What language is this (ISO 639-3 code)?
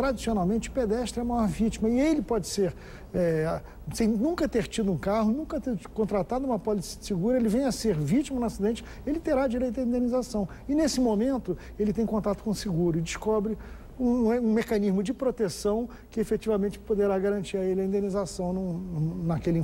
por